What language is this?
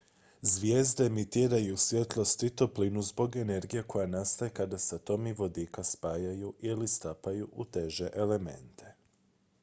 Croatian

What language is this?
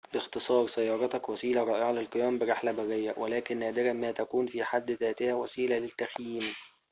Arabic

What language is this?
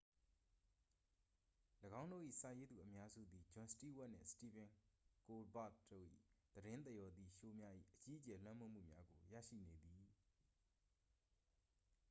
Burmese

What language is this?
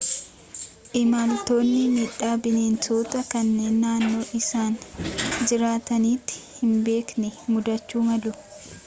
Oromo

